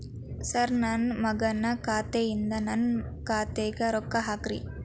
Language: Kannada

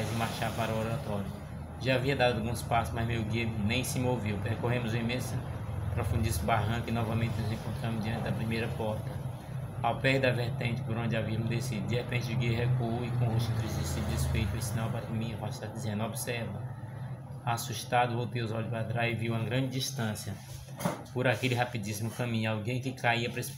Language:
Portuguese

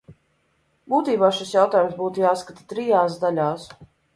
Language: Latvian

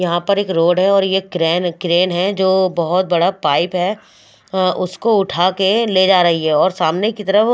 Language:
Hindi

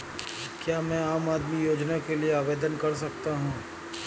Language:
Hindi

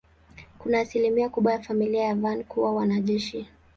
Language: Swahili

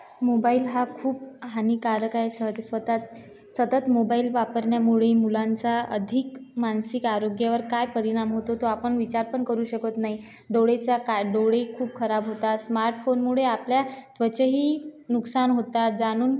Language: Marathi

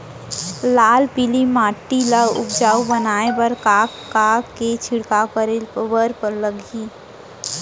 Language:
Chhattisgarhi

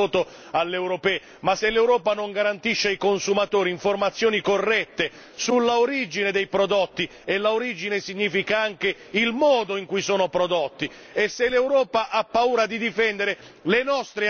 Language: Italian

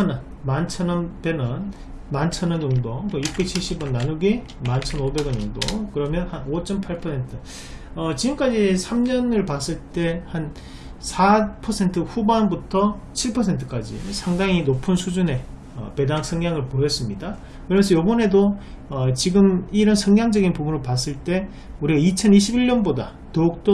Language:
Korean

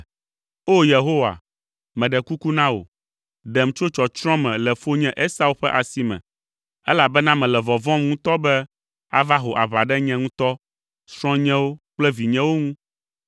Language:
Ewe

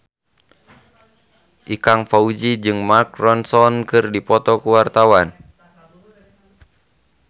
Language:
Sundanese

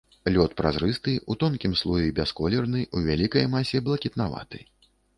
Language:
Belarusian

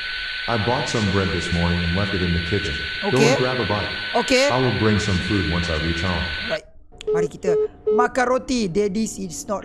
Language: Malay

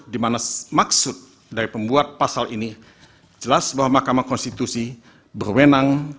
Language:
Indonesian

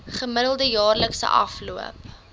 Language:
Afrikaans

